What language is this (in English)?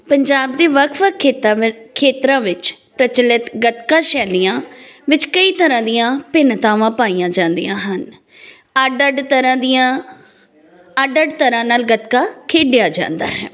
Punjabi